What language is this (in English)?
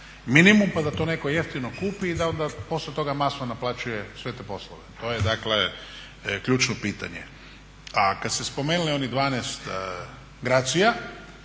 Croatian